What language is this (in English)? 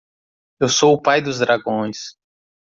Portuguese